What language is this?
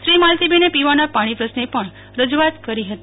Gujarati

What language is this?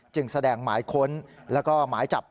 Thai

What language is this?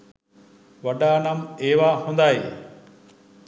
Sinhala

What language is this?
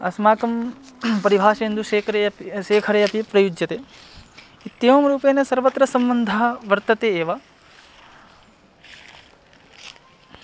Sanskrit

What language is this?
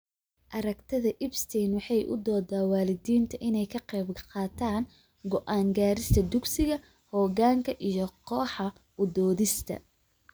Somali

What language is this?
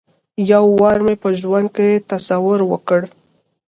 Pashto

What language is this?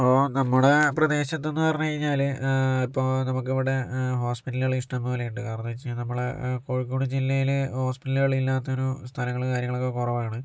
Malayalam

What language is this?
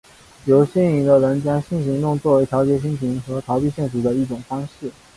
Chinese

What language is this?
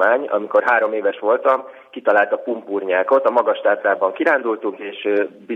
Hungarian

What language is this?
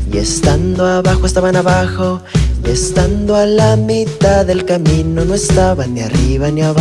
Spanish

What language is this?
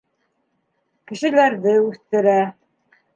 Bashkir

